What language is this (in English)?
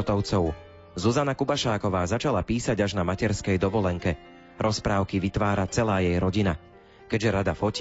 Slovak